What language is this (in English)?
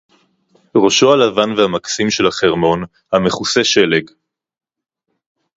Hebrew